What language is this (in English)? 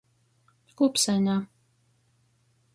Latgalian